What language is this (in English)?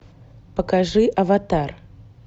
Russian